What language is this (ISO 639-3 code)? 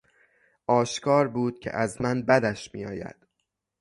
fas